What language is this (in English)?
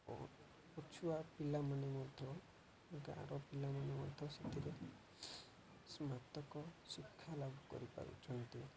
Odia